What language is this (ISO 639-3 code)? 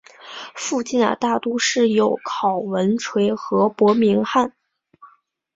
zho